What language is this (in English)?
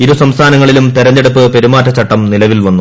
Malayalam